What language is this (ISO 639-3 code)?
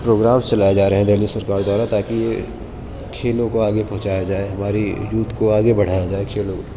urd